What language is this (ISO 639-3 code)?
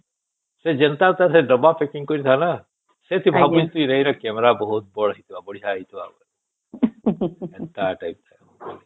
ori